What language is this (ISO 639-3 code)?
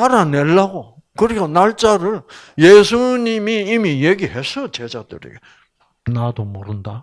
kor